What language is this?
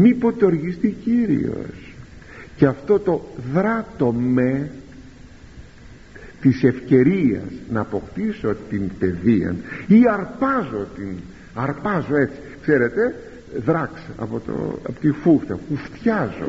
Greek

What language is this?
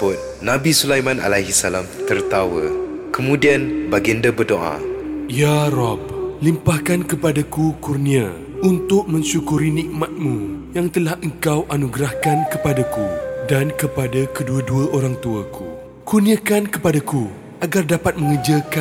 Malay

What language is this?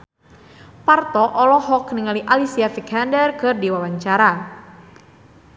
Sundanese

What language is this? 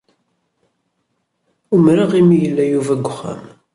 Kabyle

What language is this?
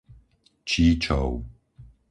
Slovak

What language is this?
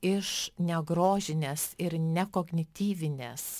Lithuanian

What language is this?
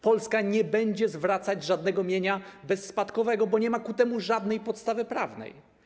Polish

